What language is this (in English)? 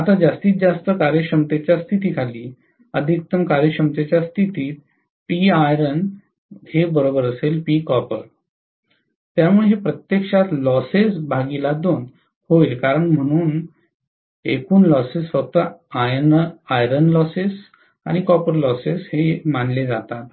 Marathi